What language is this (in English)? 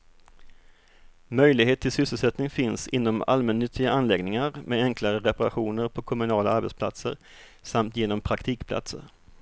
Swedish